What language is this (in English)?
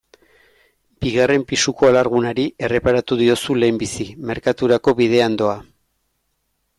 Basque